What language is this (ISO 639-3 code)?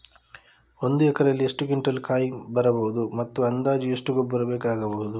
kan